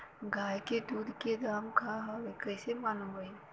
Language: Bhojpuri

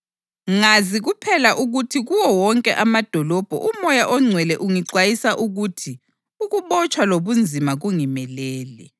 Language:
North Ndebele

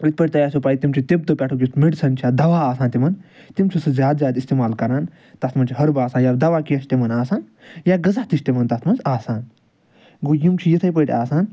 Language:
Kashmiri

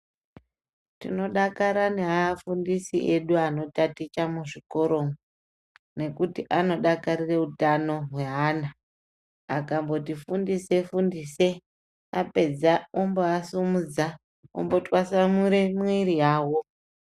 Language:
Ndau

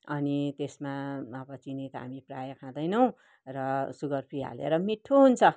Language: Nepali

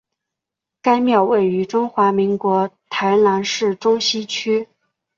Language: Chinese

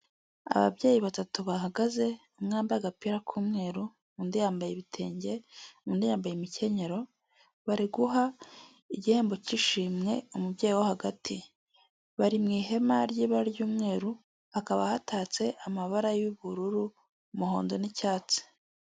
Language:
Kinyarwanda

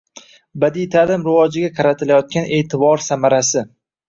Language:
Uzbek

